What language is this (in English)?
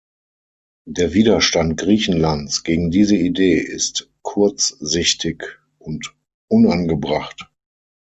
German